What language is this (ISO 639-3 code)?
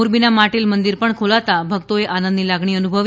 guj